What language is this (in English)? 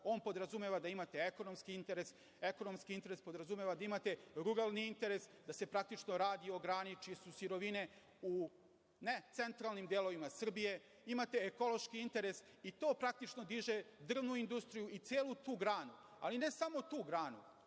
Serbian